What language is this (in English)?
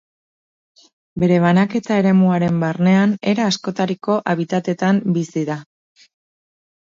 Basque